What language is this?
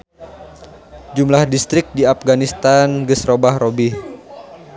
Sundanese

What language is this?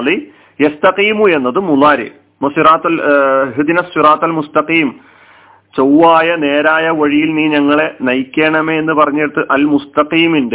Malayalam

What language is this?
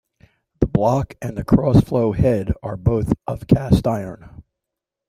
English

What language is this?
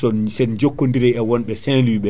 Fula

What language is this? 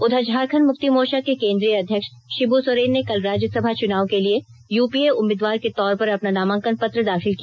Hindi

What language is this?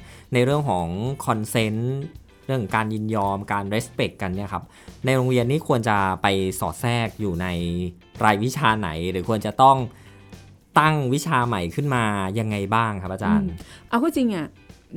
Thai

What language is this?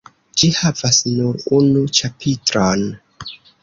Esperanto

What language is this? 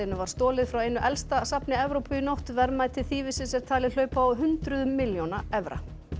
Icelandic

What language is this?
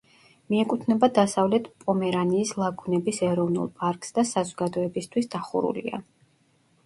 Georgian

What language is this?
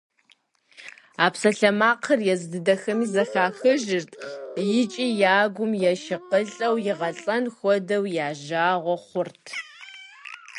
Kabardian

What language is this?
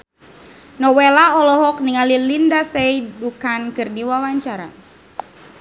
Sundanese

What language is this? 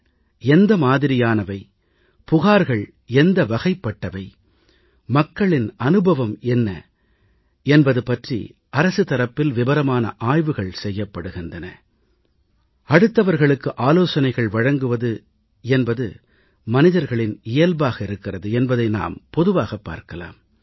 Tamil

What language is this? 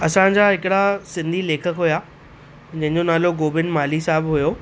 Sindhi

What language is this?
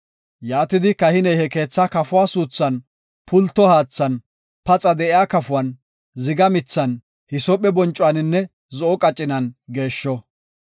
Gofa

